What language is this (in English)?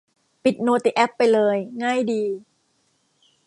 Thai